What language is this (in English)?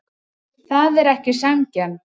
Icelandic